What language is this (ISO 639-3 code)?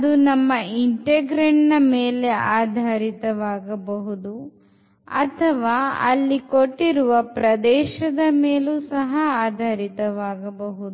kan